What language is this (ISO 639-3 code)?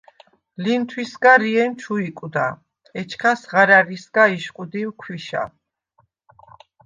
sva